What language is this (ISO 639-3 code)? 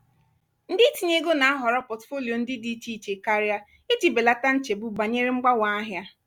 ibo